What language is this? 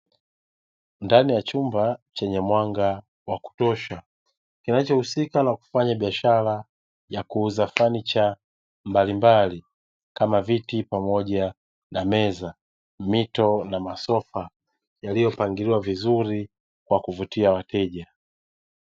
Swahili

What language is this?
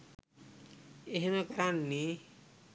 Sinhala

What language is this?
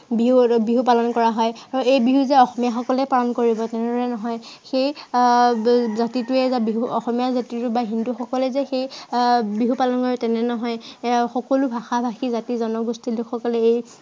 Assamese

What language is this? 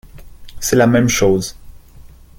French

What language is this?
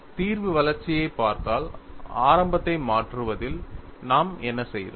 Tamil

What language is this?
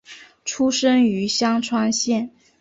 Chinese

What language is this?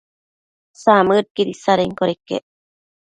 Matsés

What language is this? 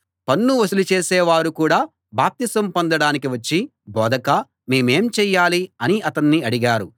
Telugu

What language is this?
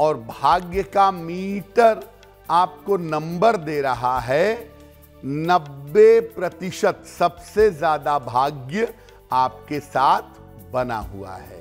Hindi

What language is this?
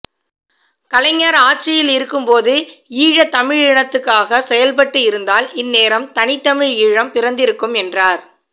Tamil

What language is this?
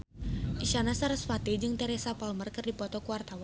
Sundanese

